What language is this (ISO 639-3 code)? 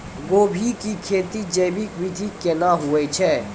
mai